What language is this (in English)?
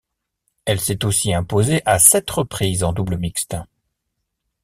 French